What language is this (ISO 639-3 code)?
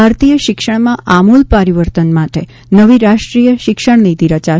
guj